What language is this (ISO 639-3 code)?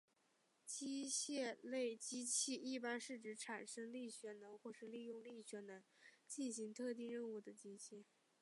zho